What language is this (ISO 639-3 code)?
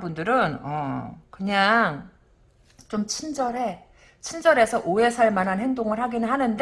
kor